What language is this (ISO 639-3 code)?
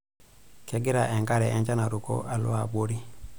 mas